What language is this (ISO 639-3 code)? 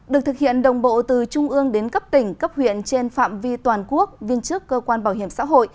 vie